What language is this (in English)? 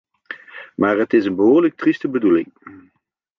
Dutch